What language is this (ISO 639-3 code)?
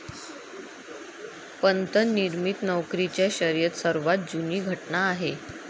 mar